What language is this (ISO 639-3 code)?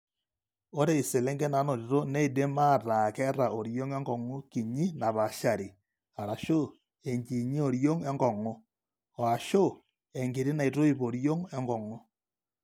mas